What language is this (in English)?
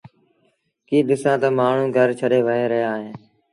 Sindhi Bhil